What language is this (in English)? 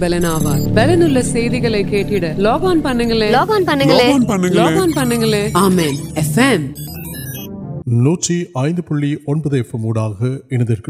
Urdu